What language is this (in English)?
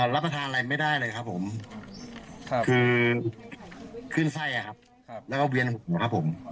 Thai